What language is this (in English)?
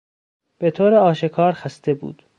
Persian